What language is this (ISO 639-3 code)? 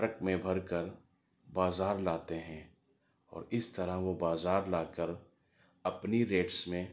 urd